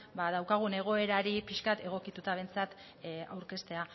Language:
Basque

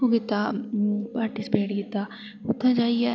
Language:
Dogri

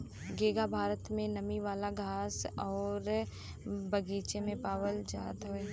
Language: Bhojpuri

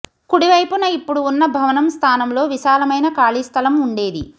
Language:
Telugu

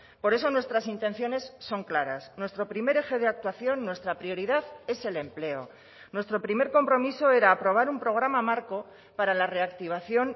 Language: Spanish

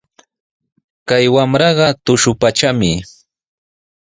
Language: Sihuas Ancash Quechua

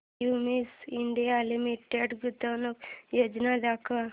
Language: Marathi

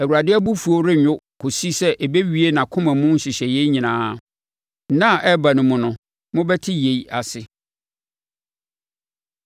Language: Akan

